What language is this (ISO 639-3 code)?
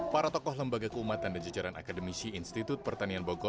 ind